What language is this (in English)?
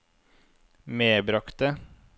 Norwegian